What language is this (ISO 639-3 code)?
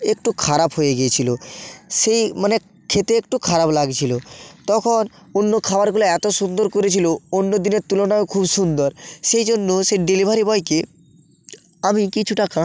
ben